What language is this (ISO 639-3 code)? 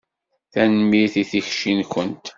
kab